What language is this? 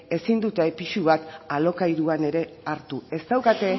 Basque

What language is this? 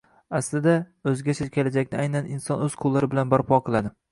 Uzbek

